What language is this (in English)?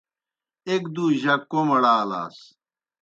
Kohistani Shina